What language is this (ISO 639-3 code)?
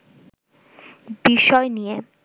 ben